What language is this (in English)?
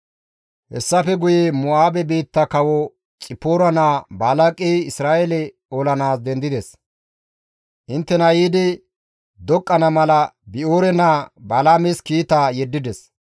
Gamo